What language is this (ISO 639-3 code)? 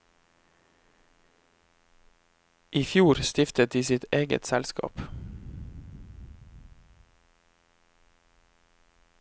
nor